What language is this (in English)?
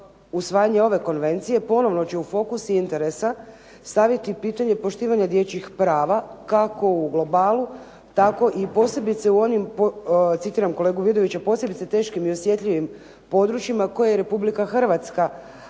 Croatian